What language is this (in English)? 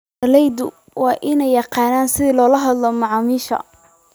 Somali